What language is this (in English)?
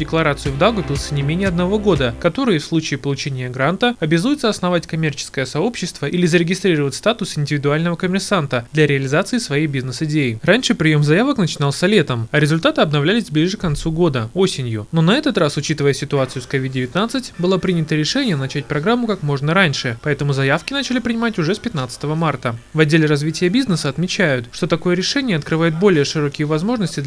Russian